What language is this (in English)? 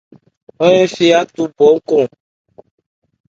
Ebrié